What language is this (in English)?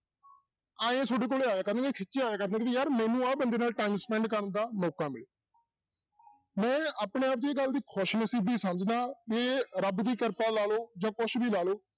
Punjabi